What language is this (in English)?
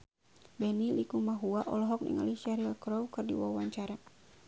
Sundanese